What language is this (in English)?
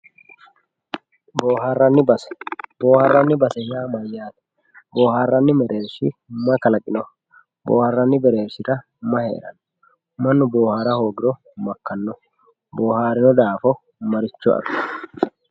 Sidamo